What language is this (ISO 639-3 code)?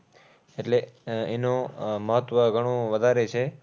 guj